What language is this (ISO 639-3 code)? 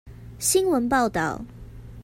zho